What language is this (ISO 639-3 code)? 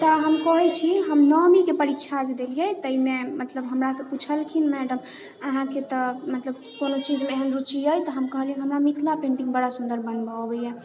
mai